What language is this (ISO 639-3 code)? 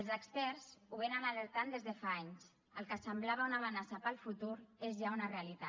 cat